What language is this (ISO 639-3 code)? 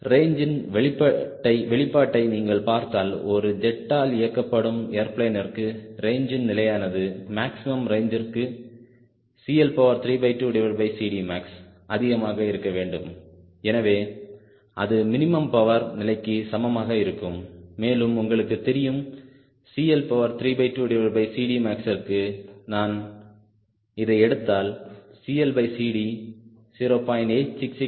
tam